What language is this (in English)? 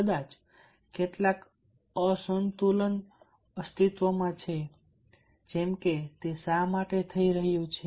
Gujarati